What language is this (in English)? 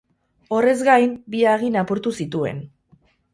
Basque